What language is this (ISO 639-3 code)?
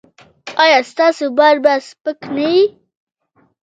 pus